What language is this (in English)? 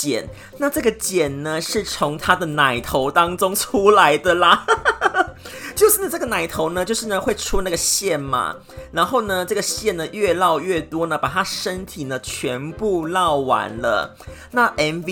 Chinese